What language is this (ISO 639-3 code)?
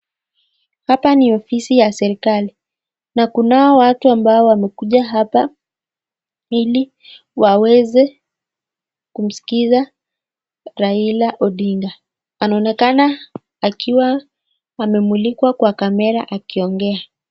swa